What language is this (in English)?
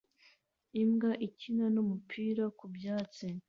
Kinyarwanda